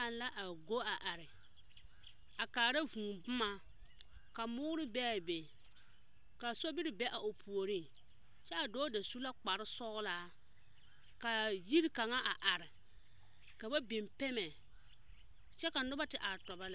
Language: Southern Dagaare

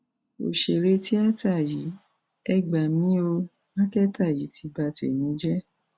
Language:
Yoruba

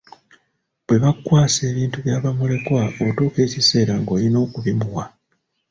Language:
Ganda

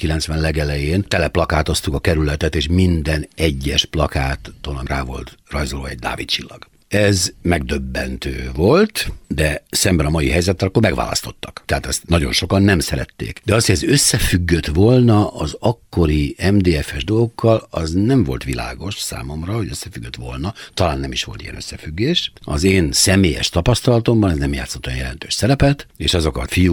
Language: Hungarian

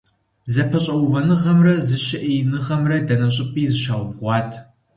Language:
Kabardian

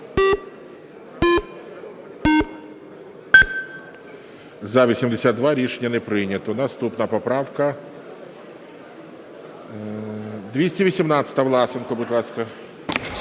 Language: Ukrainian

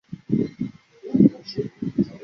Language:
Chinese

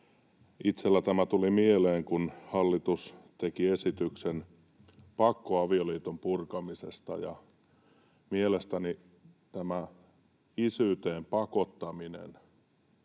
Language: Finnish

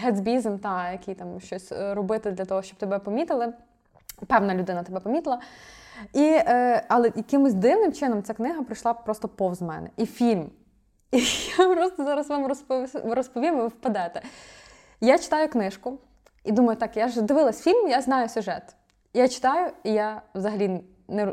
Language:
Ukrainian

